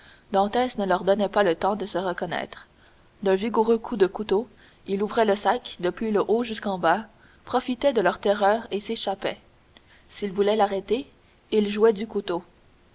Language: French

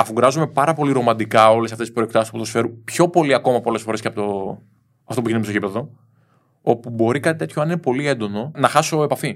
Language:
Greek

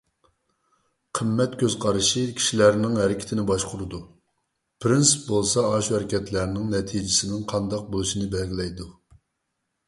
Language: Uyghur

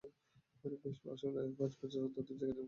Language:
Bangla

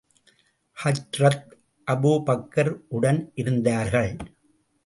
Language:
Tamil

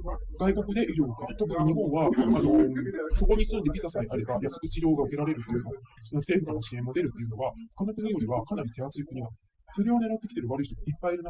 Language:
Japanese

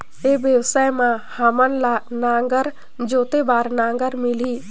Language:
Chhattisgarhi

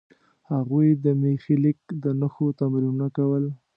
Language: Pashto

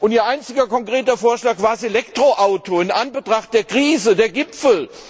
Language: German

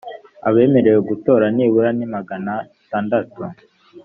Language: Kinyarwanda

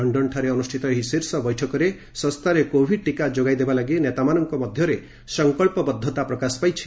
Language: Odia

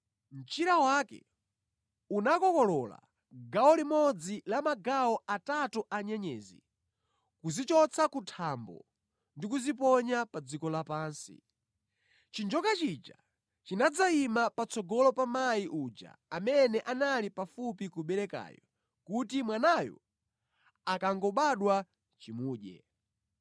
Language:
Nyanja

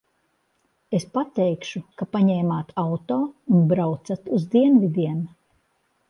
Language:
Latvian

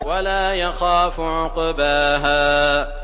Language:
Arabic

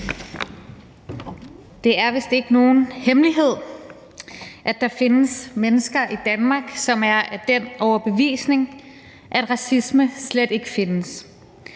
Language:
Danish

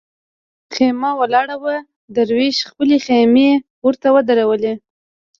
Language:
Pashto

